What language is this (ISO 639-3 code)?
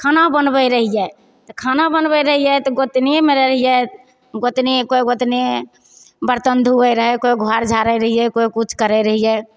mai